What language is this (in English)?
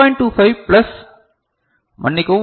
Tamil